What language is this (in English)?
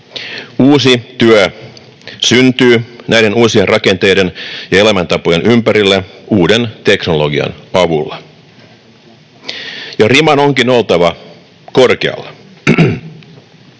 Finnish